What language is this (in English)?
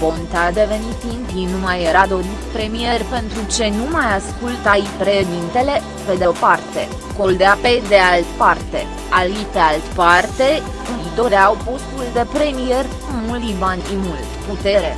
Romanian